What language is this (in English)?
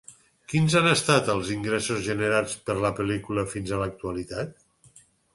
Catalan